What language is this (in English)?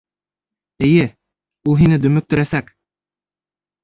Bashkir